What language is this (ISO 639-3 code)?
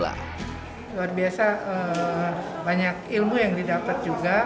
ind